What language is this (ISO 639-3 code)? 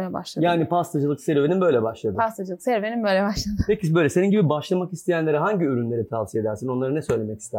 tur